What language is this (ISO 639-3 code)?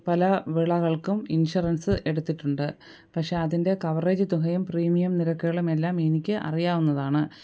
mal